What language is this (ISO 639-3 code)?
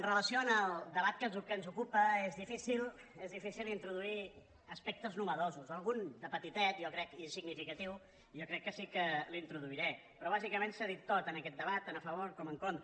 cat